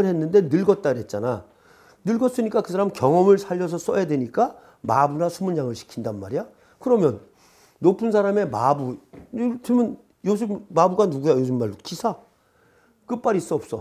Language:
Korean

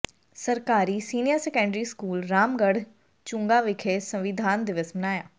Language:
Punjabi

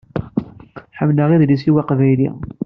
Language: Kabyle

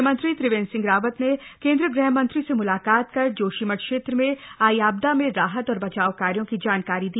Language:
Hindi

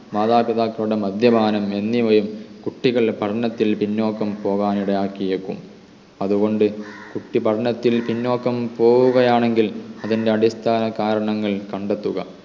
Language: Malayalam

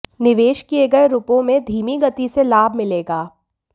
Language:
Hindi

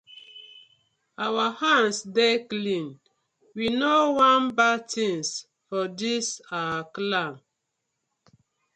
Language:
Nigerian Pidgin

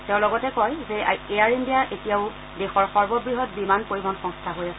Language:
Assamese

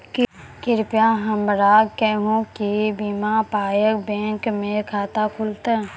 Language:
Maithili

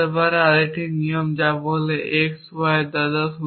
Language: Bangla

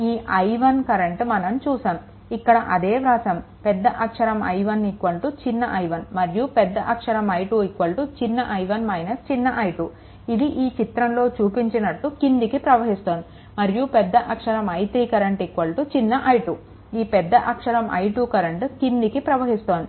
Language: Telugu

